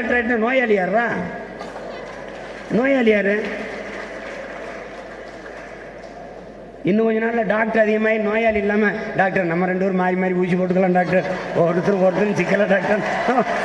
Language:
Tamil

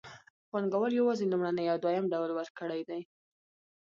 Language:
Pashto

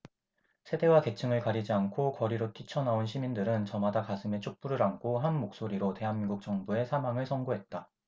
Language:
Korean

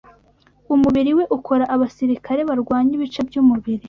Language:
Kinyarwanda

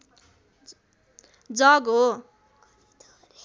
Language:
Nepali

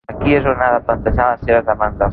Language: Catalan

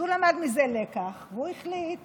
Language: Hebrew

